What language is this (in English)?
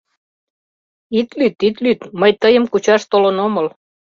Mari